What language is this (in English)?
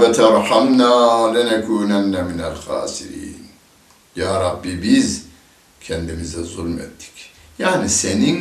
Turkish